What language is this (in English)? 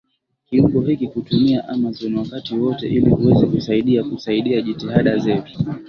Swahili